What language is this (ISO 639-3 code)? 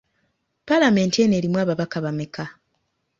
lug